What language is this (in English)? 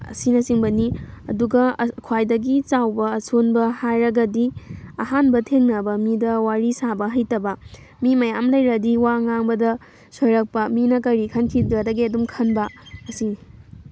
Manipuri